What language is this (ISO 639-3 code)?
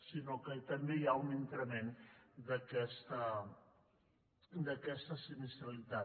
cat